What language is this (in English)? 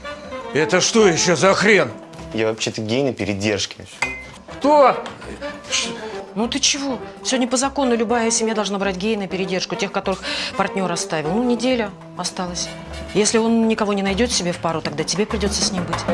Russian